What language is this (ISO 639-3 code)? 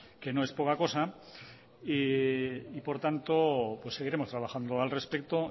spa